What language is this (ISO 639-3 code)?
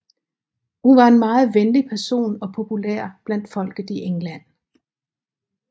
dan